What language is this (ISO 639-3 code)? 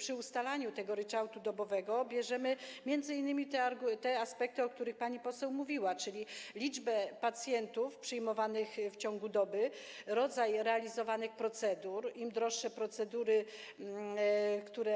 pol